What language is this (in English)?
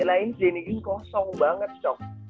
Indonesian